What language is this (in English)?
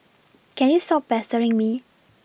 English